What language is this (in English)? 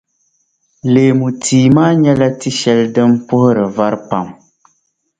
Dagbani